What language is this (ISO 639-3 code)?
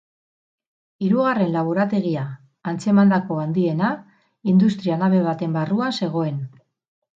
eus